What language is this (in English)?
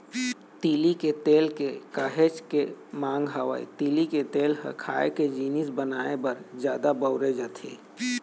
Chhattisgarhi